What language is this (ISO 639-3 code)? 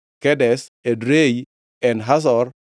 luo